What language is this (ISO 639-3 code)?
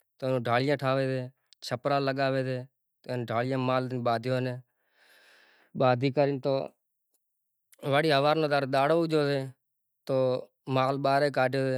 gjk